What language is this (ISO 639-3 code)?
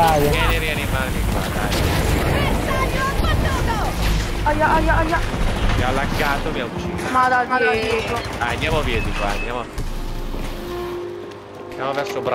ita